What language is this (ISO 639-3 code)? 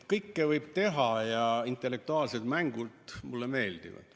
est